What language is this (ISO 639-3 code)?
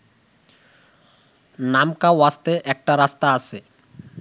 ben